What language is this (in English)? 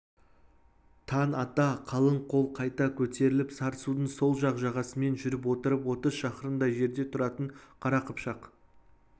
Kazakh